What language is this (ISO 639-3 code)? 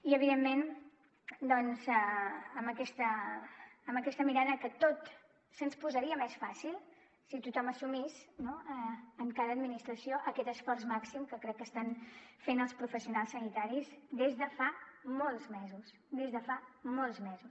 cat